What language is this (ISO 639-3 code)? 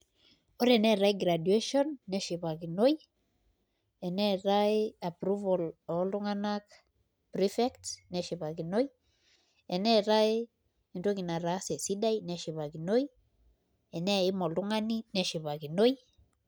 mas